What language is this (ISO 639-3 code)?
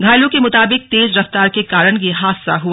hin